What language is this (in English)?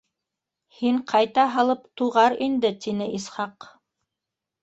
Bashkir